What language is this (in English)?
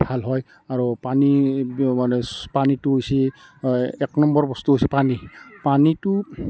Assamese